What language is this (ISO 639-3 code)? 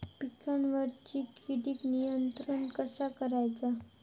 mar